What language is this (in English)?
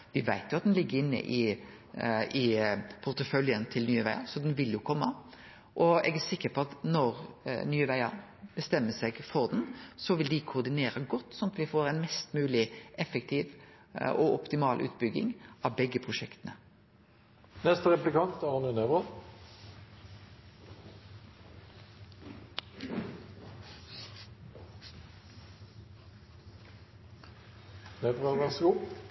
Norwegian Nynorsk